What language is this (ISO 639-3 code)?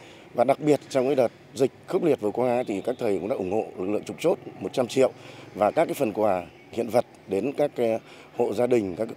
vie